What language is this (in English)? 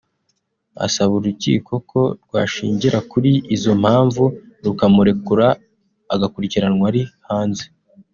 Kinyarwanda